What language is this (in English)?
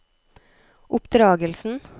Norwegian